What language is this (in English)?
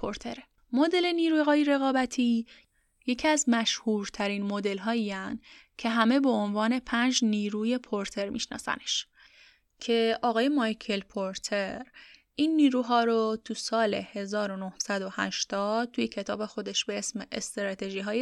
Persian